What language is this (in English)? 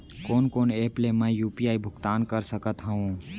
Chhattisgarhi